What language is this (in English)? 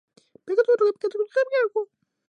Chinese